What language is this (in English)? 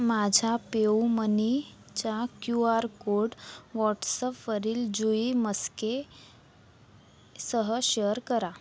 Marathi